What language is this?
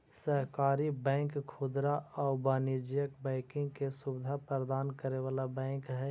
Magahi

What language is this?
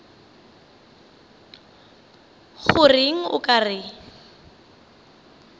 Northern Sotho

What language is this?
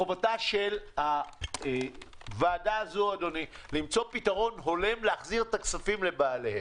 Hebrew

